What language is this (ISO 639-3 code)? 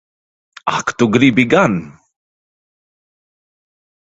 lav